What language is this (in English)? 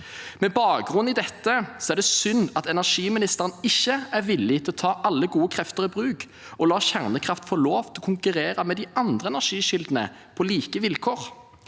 Norwegian